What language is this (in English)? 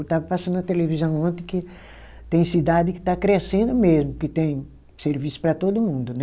Portuguese